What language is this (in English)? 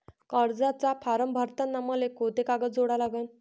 Marathi